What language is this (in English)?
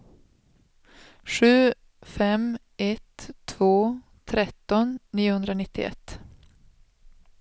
Swedish